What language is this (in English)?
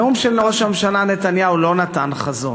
Hebrew